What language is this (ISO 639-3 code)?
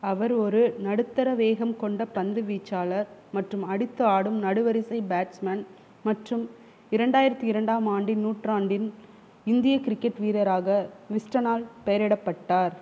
tam